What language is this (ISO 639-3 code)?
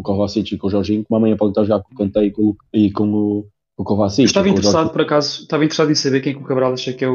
por